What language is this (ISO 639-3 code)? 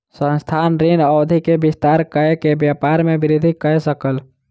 mai